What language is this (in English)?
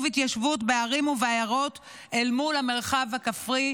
Hebrew